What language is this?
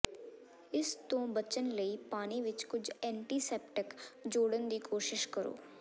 Punjabi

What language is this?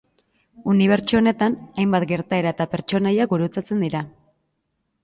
Basque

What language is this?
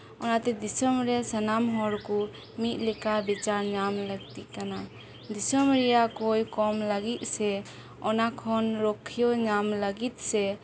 Santali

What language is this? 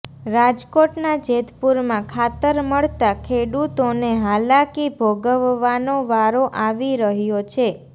Gujarati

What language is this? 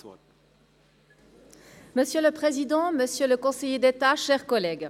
Swiss German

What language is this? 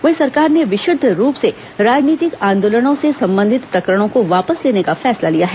Hindi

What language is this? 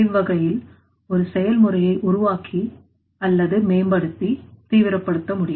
Tamil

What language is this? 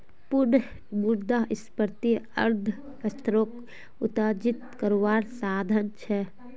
Magahi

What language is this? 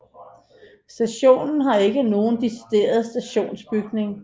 Danish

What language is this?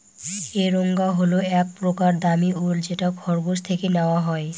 Bangla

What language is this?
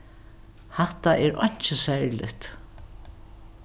Faroese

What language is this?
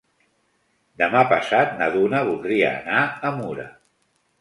Catalan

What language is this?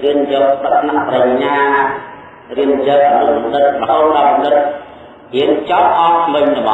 Indonesian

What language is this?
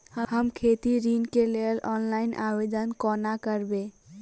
Maithili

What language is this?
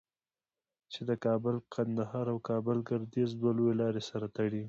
Pashto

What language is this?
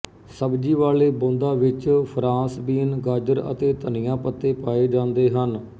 Punjabi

